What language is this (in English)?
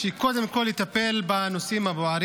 Hebrew